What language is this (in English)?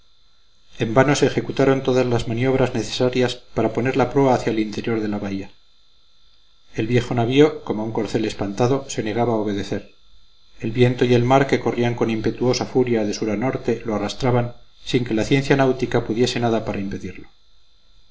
Spanish